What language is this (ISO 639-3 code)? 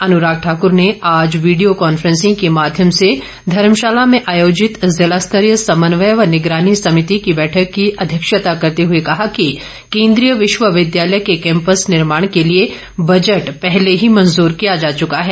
hin